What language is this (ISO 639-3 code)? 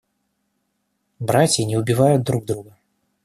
rus